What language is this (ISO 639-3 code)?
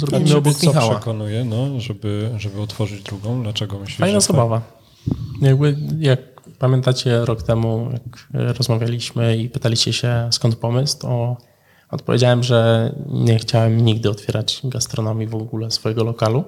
pol